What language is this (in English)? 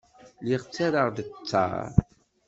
Kabyle